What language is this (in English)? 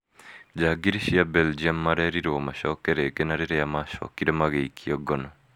Kikuyu